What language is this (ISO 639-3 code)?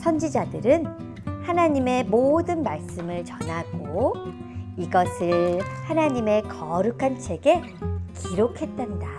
kor